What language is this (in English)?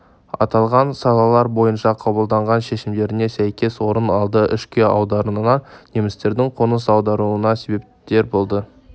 Kazakh